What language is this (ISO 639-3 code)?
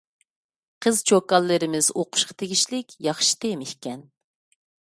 uig